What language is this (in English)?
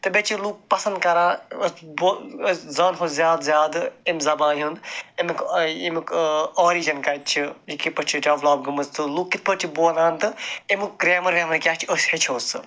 Kashmiri